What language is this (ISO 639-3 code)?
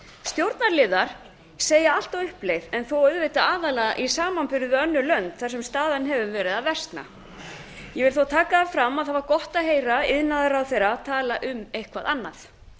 isl